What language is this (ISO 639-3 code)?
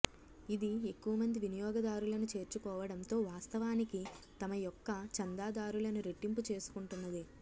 tel